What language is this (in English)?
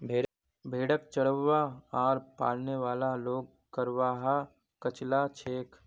Magahi